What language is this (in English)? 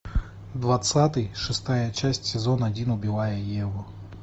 Russian